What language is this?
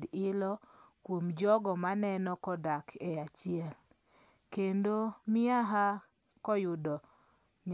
Luo (Kenya and Tanzania)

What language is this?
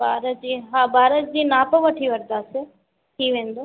Sindhi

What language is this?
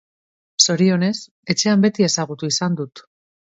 Basque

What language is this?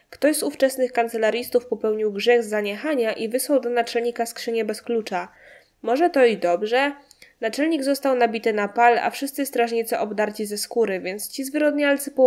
Polish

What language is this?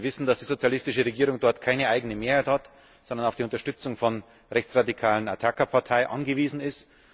German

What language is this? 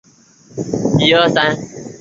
Chinese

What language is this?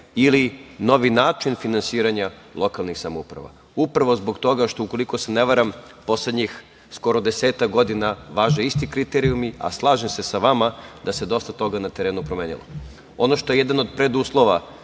Serbian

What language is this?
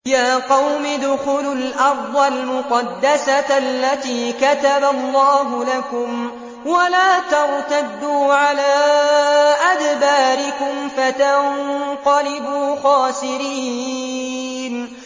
Arabic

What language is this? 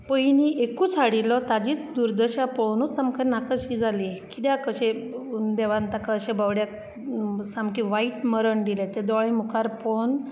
Konkani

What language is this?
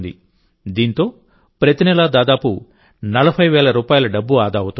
Telugu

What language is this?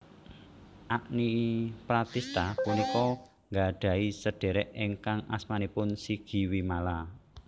Javanese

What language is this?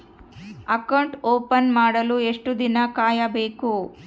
Kannada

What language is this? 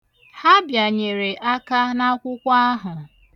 Igbo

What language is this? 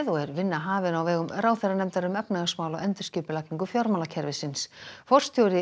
Icelandic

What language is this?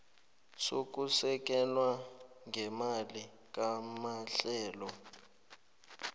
South Ndebele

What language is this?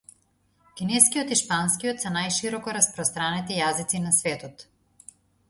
Macedonian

